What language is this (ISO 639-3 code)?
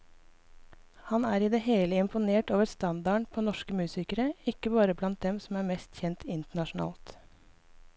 nor